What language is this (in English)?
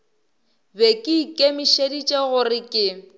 Northern Sotho